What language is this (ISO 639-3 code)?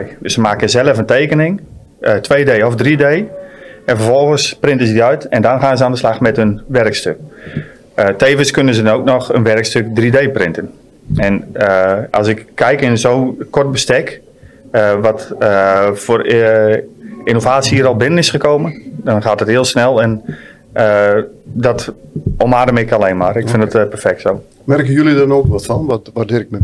nld